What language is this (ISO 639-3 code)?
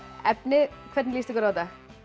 isl